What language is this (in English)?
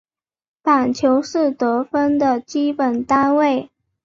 Chinese